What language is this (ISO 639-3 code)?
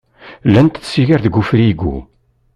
kab